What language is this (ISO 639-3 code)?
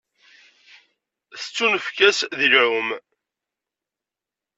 kab